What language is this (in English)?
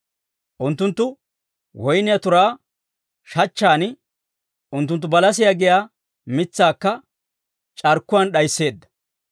Dawro